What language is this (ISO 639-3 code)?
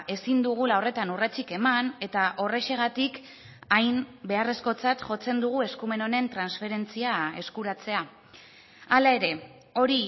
eus